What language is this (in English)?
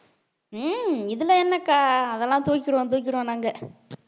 Tamil